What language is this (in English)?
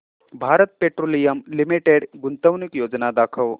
Marathi